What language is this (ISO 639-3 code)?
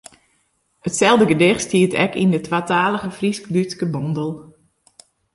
fry